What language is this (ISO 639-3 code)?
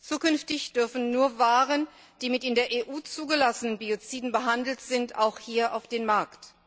deu